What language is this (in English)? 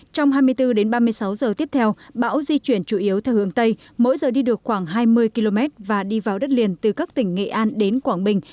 Vietnamese